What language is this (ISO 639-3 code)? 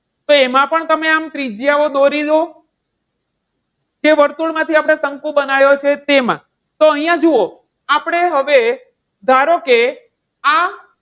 guj